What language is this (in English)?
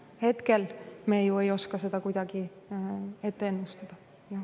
Estonian